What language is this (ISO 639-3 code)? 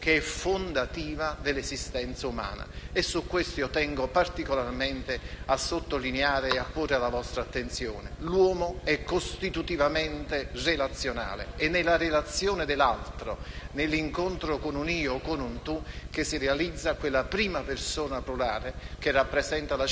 ita